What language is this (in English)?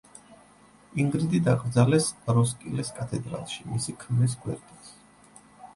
Georgian